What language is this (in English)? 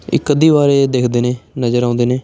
Punjabi